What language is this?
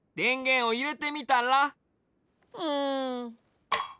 Japanese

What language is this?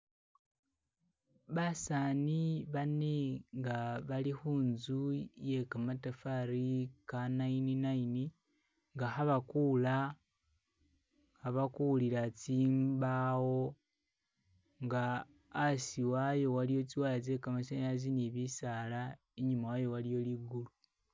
Masaaba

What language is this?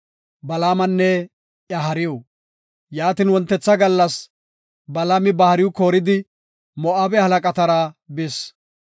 Gofa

